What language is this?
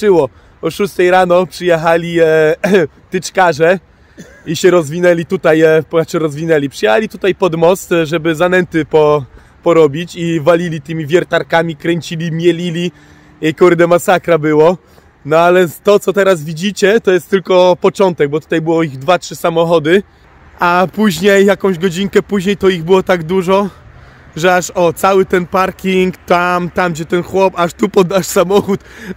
Polish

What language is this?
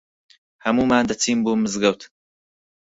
Central Kurdish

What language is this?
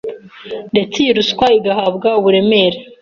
Kinyarwanda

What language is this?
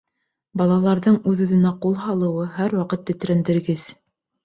Bashkir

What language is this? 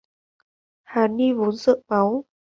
Vietnamese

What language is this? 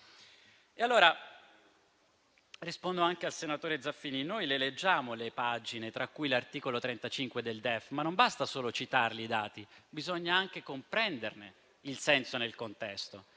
Italian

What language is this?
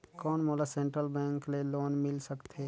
Chhattisgarhi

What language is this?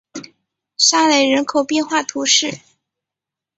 Chinese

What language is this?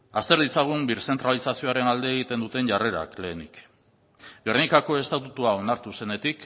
Basque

